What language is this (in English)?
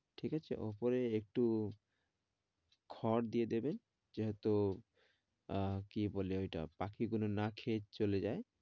Bangla